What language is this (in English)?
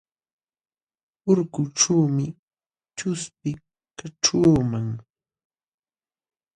Jauja Wanca Quechua